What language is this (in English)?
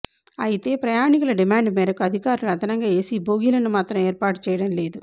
Telugu